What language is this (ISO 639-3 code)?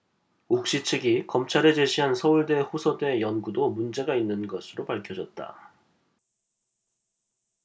kor